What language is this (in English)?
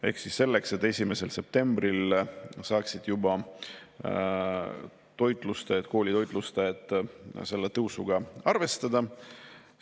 Estonian